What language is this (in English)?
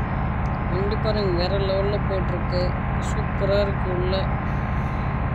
Romanian